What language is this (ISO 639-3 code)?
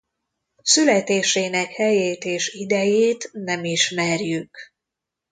hun